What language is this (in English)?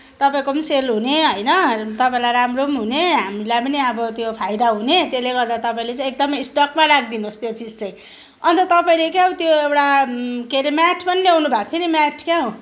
Nepali